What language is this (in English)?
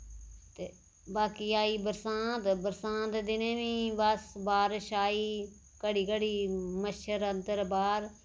Dogri